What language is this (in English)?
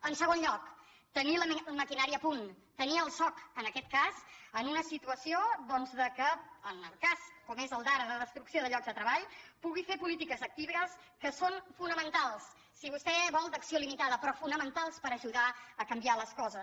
Catalan